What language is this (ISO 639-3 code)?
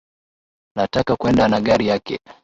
swa